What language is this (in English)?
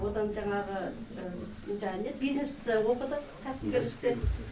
Kazakh